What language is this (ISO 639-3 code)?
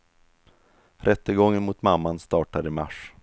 swe